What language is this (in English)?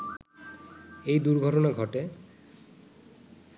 Bangla